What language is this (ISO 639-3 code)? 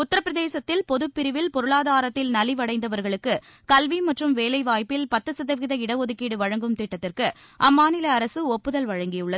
tam